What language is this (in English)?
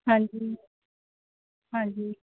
Punjabi